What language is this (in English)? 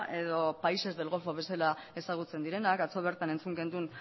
Basque